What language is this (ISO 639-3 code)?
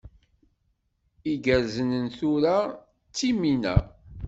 kab